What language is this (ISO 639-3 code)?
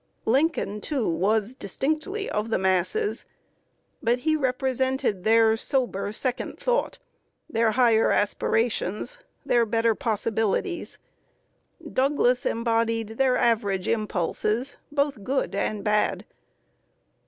eng